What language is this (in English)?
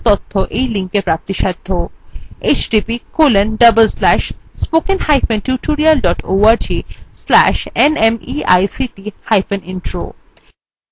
Bangla